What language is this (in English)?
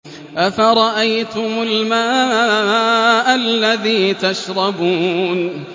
Arabic